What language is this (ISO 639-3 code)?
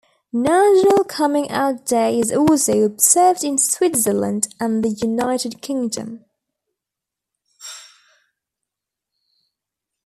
eng